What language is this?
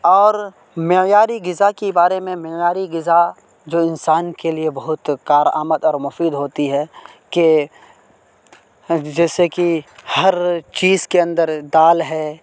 Urdu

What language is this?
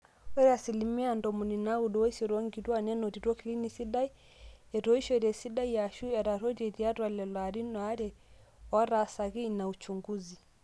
Masai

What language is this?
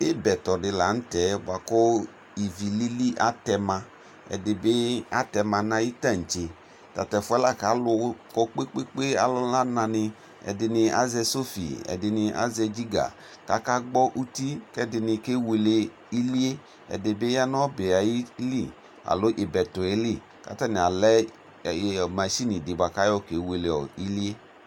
Ikposo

